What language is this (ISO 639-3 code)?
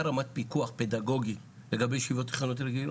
heb